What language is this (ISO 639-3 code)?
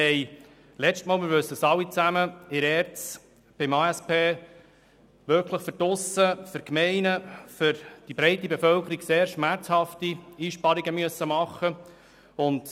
gsw